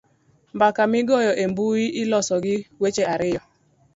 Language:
Luo (Kenya and Tanzania)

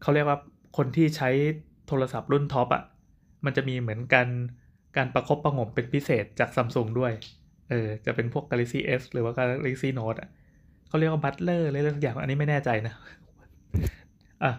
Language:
Thai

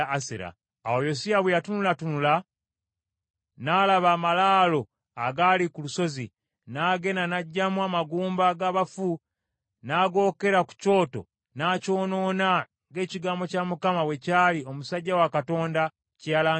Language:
Ganda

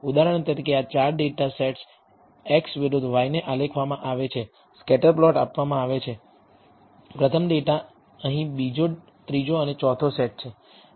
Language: Gujarati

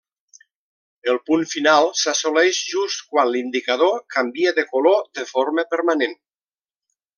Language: Catalan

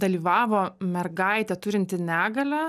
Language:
Lithuanian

